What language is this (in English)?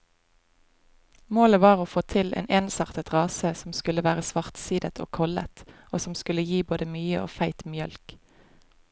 Norwegian